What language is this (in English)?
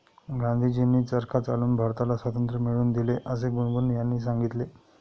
Marathi